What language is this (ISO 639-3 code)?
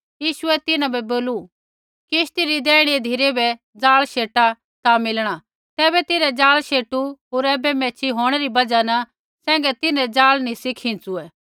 kfx